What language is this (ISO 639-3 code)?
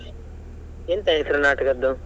kan